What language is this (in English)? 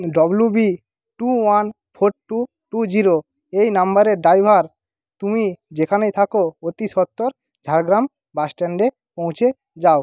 Bangla